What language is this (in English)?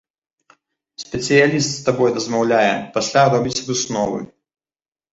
Belarusian